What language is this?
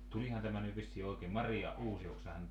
Finnish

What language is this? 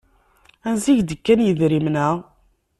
Kabyle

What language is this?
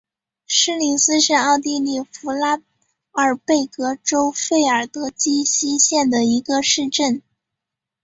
Chinese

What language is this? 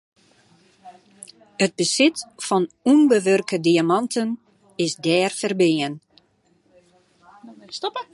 Western Frisian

